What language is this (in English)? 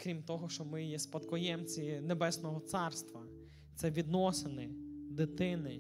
Ukrainian